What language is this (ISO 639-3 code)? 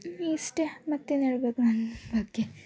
kan